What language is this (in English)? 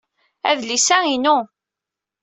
Kabyle